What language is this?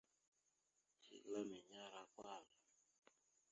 Mada (Cameroon)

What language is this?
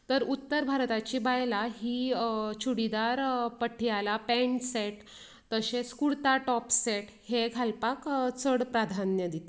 Konkani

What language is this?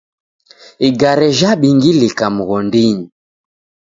Taita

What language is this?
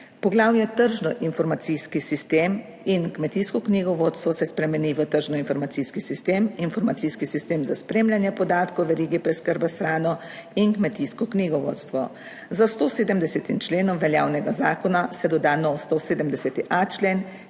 Slovenian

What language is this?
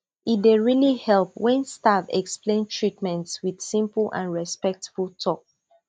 Nigerian Pidgin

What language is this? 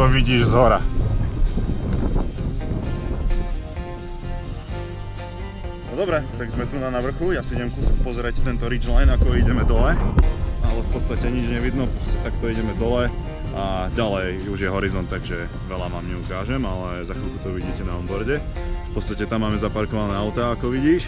Slovak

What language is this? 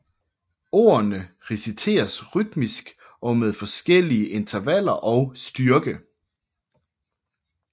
Danish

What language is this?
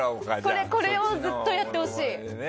Japanese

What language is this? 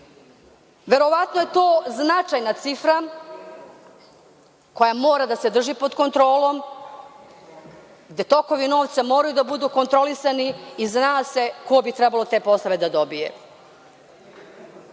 Serbian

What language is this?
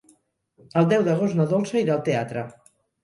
Catalan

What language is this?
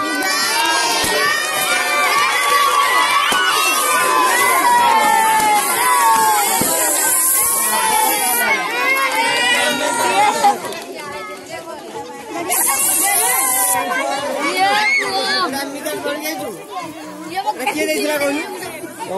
Arabic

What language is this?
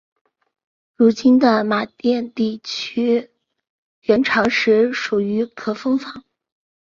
Chinese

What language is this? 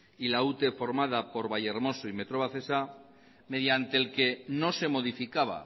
Spanish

